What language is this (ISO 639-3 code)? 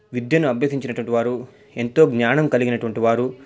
tel